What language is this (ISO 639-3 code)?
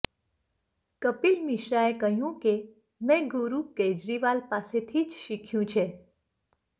guj